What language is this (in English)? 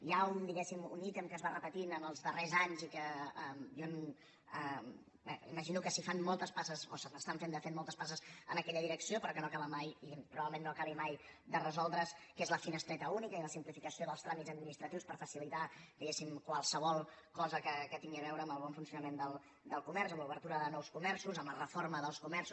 Catalan